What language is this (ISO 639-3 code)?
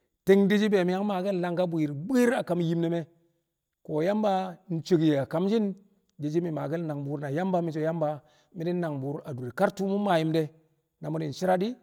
kcq